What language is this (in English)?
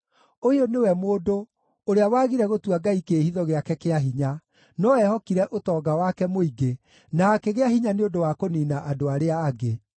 Kikuyu